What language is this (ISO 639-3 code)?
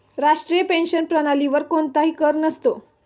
mar